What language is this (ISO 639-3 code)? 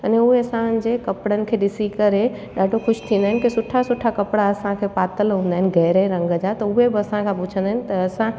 snd